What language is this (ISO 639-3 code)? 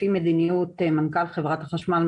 heb